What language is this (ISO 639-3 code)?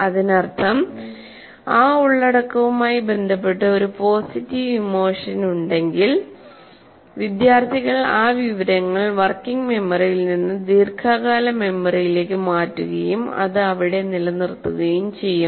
mal